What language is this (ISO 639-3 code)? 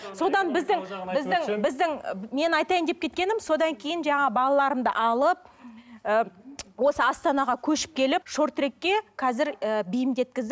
kaz